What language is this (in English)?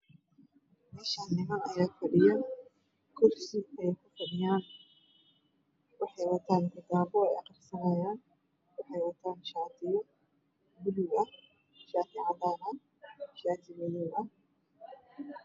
Somali